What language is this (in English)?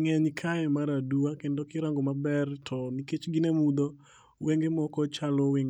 Luo (Kenya and Tanzania)